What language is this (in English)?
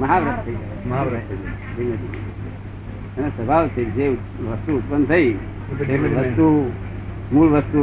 Gujarati